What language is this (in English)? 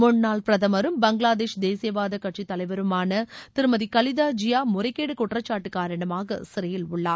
Tamil